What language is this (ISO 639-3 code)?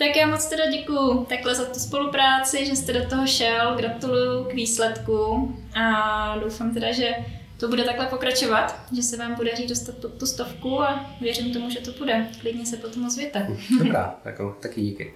ces